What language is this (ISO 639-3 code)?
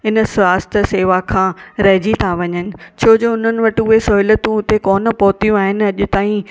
snd